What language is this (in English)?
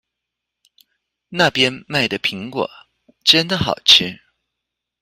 Chinese